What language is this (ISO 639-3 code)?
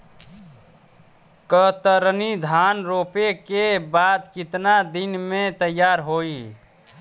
bho